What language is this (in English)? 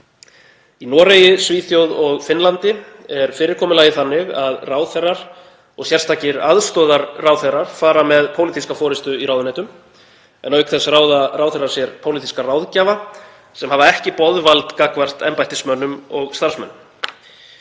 Icelandic